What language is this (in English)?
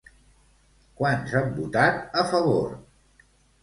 Catalan